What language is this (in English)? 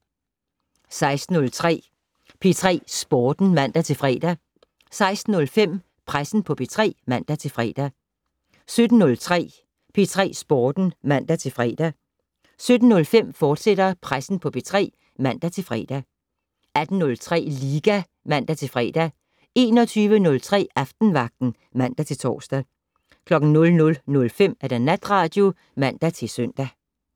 Danish